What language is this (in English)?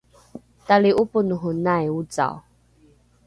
Rukai